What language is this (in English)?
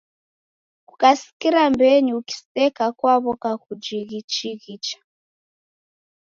Taita